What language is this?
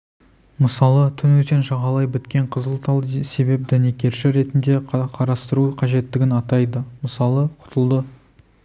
Kazakh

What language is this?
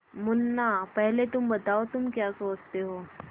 Hindi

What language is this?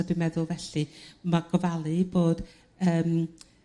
Welsh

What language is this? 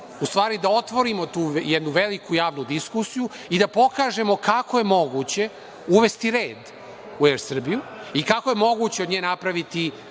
Serbian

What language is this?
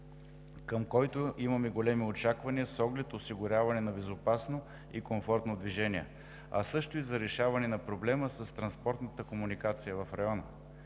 Bulgarian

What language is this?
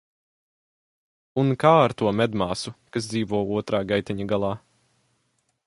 Latvian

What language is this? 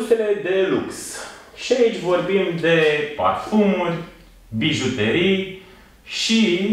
Romanian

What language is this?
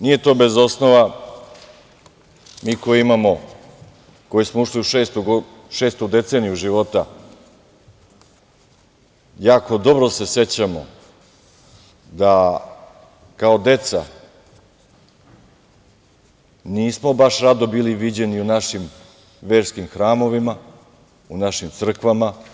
Serbian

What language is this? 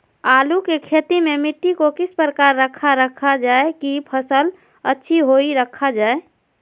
Magahi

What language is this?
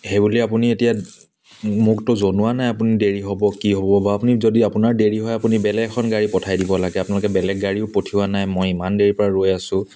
Assamese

